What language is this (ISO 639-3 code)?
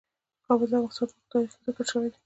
pus